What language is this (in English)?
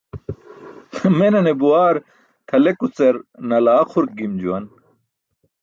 Burushaski